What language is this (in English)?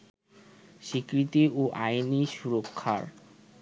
Bangla